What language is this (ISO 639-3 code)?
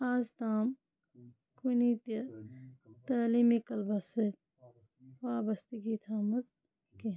kas